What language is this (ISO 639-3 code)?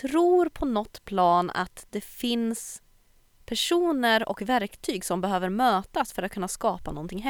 swe